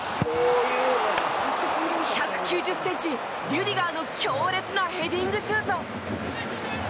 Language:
Japanese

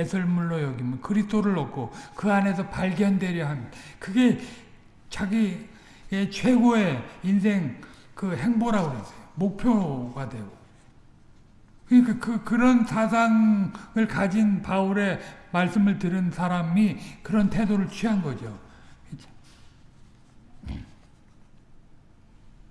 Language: Korean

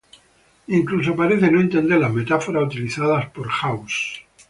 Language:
Spanish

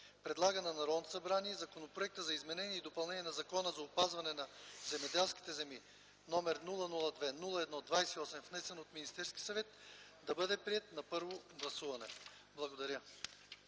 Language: Bulgarian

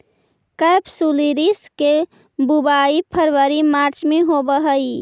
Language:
Magahi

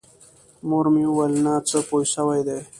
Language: Pashto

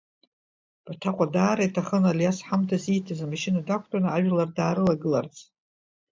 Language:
Abkhazian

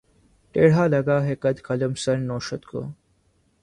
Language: Urdu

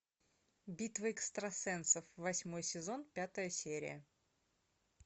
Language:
Russian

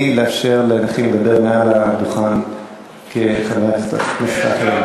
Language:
Hebrew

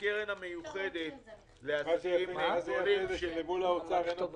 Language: Hebrew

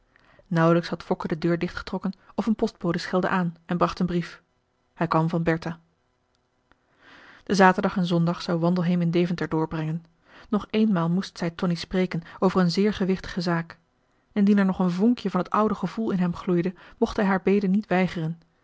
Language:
Dutch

